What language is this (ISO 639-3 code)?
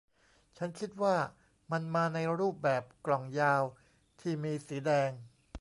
tha